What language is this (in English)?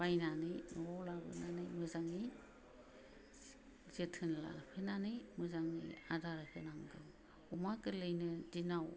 Bodo